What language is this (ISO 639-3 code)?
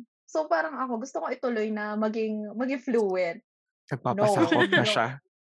fil